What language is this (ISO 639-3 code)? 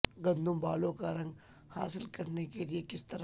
urd